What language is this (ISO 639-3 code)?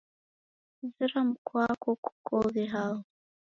dav